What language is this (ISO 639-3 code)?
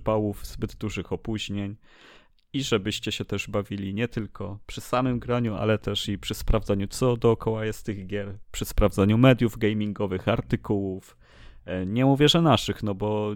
pol